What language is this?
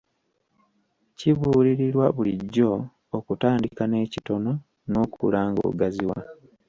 Ganda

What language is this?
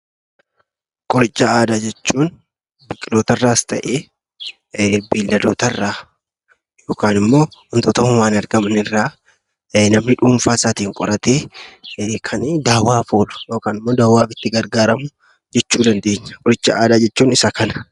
Oromo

